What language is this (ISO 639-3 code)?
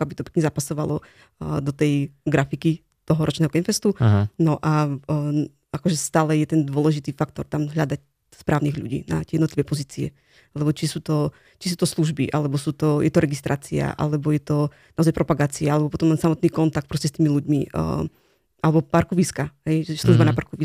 slk